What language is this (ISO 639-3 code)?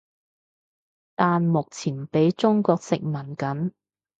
yue